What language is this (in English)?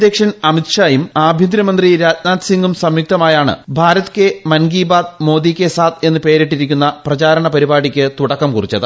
Malayalam